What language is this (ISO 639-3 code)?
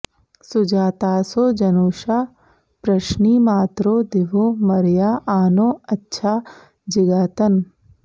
san